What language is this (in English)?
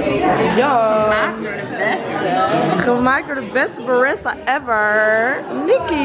Dutch